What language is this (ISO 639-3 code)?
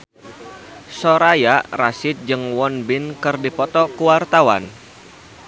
sun